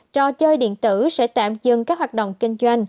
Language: Vietnamese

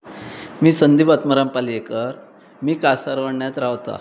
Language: Konkani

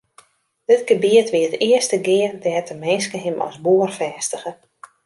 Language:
Western Frisian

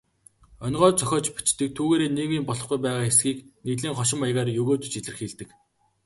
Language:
Mongolian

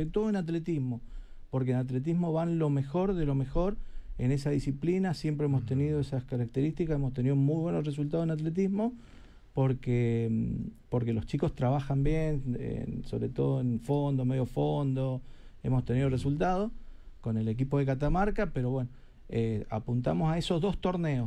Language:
Spanish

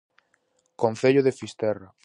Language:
Galician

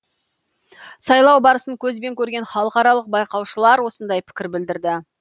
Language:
Kazakh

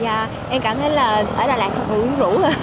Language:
Vietnamese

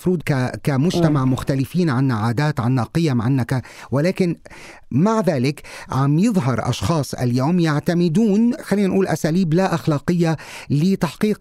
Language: Arabic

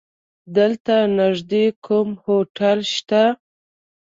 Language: Pashto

